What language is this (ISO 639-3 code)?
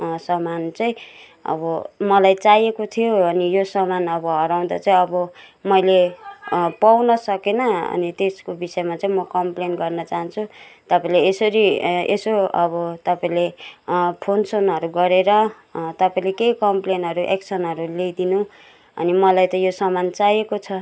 nep